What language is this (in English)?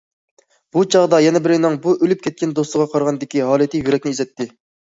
Uyghur